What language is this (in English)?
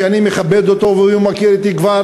Hebrew